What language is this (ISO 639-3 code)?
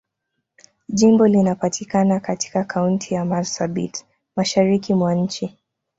swa